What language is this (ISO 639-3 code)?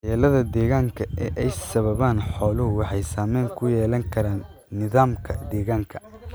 som